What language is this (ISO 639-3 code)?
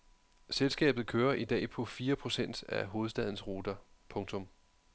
dan